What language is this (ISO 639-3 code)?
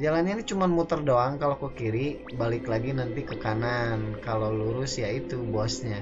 ind